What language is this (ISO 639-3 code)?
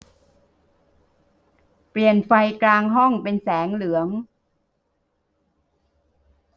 tha